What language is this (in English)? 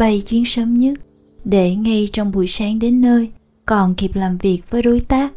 Vietnamese